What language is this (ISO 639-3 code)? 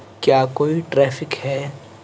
urd